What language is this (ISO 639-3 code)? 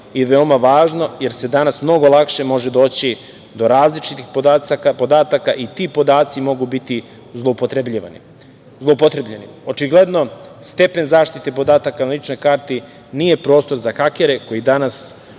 srp